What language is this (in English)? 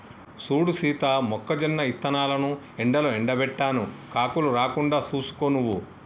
Telugu